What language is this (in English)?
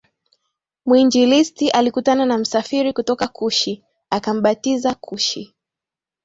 Swahili